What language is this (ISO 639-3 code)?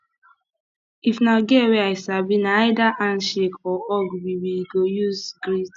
pcm